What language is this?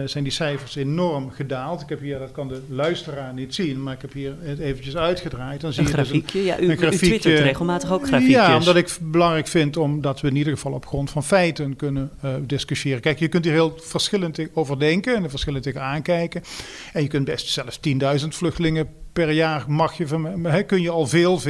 Dutch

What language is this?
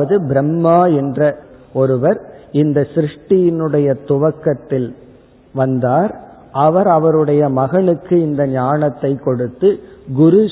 Tamil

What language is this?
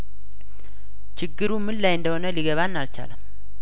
Amharic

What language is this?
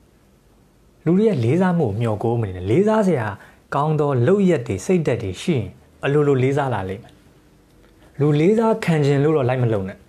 Thai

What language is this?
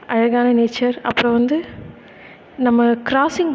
Tamil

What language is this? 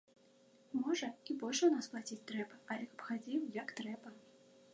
Belarusian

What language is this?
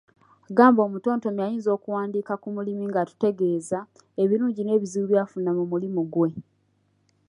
Ganda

